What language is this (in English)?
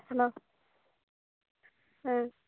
Santali